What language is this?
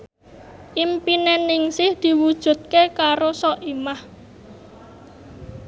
Javanese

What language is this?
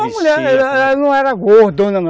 Portuguese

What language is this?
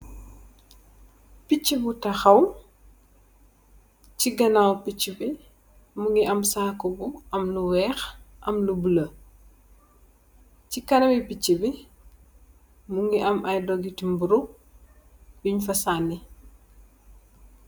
Wolof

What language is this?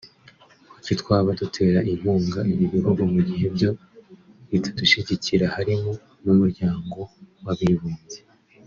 Kinyarwanda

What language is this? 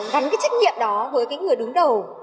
Vietnamese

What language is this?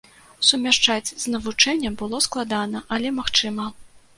Belarusian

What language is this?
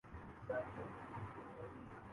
Urdu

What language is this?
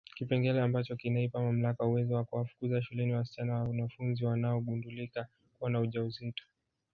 Swahili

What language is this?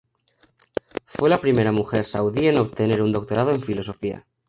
Spanish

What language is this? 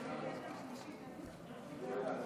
Hebrew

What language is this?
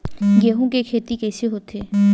Chhattisgarhi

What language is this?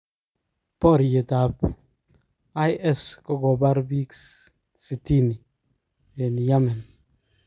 Kalenjin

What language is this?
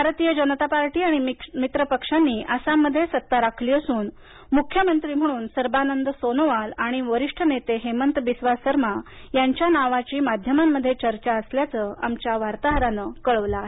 Marathi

